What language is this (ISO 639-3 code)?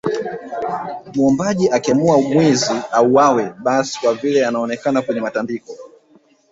swa